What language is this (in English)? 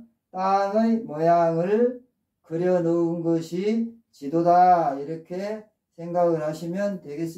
Korean